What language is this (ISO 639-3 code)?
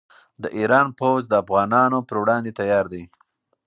pus